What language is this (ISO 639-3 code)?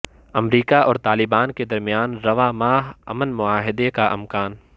urd